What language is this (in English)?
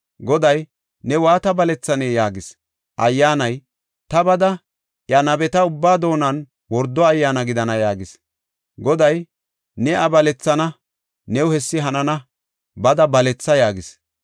Gofa